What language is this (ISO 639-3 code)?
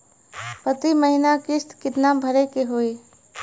bho